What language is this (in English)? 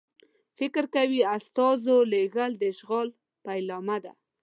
Pashto